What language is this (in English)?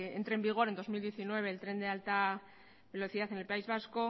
Spanish